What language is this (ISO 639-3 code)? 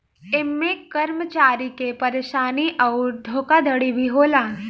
bho